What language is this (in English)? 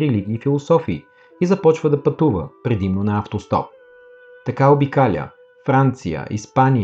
Bulgarian